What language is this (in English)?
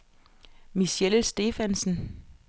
Danish